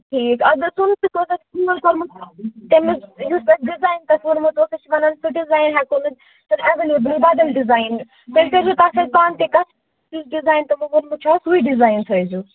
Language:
Kashmiri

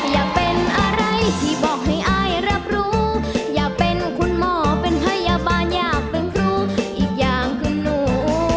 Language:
Thai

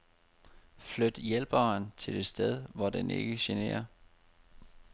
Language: Danish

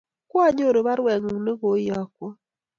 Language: Kalenjin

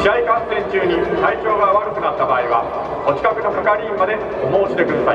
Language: Japanese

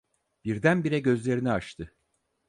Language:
Turkish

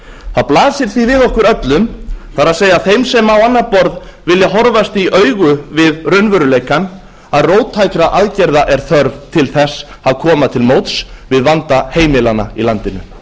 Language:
Icelandic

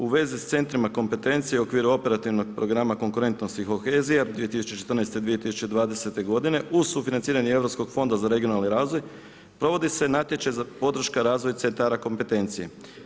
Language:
Croatian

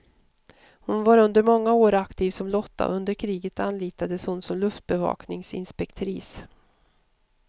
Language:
Swedish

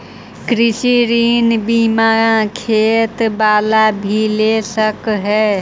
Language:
Magahi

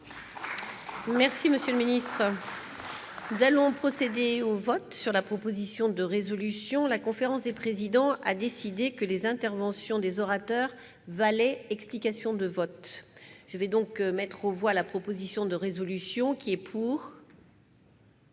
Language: French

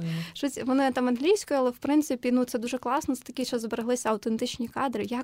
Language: Ukrainian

